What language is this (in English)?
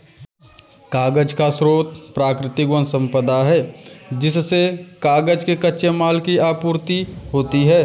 Hindi